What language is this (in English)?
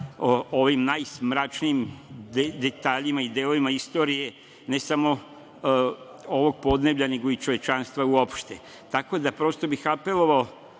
Serbian